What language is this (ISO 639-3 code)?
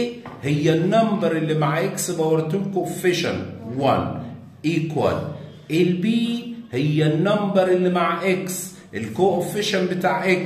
ara